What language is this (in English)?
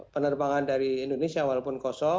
Indonesian